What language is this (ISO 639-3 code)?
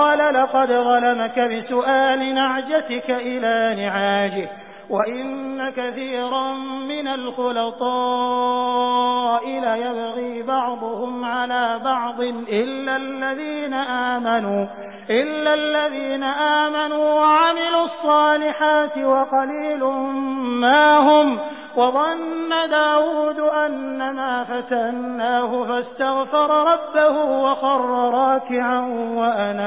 ara